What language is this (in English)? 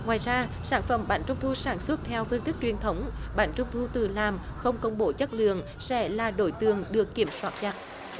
Vietnamese